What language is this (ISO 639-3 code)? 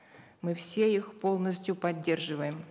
kaz